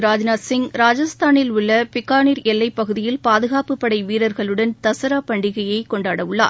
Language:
Tamil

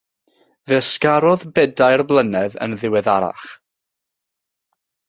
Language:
Welsh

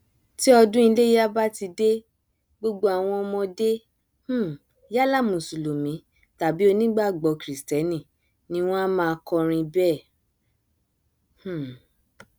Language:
Yoruba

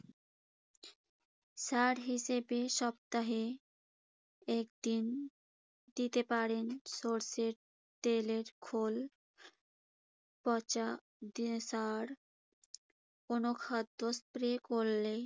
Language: Bangla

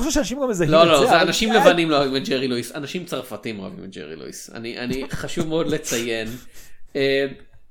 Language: Hebrew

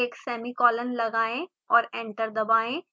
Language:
Hindi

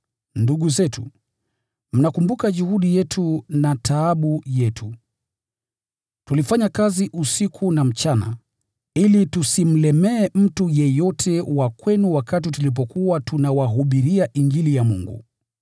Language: Swahili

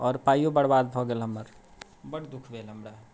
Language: Maithili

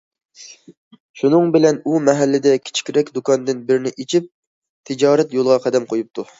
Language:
Uyghur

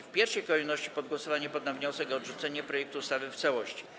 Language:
Polish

